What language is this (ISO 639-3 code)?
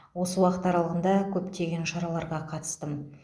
kaz